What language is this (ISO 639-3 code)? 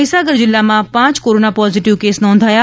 guj